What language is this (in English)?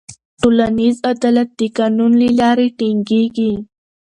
Pashto